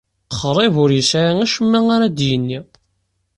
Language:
Kabyle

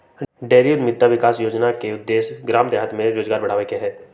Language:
Magahi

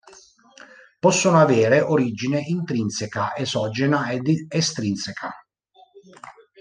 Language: Italian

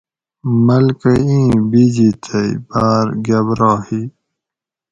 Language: Gawri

